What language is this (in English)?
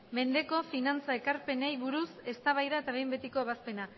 Basque